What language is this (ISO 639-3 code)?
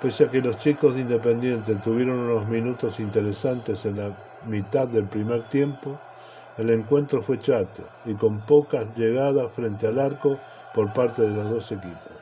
spa